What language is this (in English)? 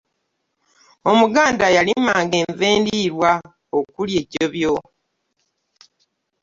Ganda